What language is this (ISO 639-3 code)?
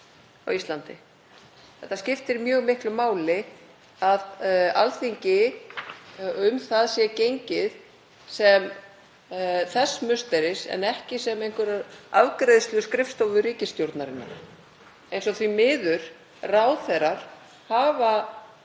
isl